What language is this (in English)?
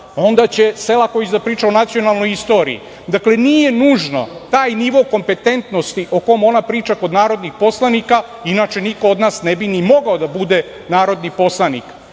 Serbian